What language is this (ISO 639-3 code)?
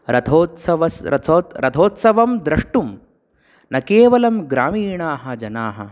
san